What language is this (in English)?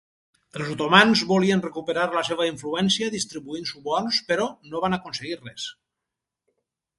Catalan